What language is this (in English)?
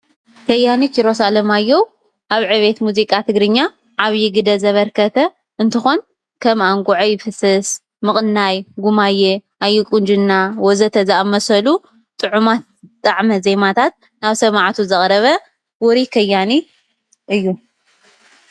Tigrinya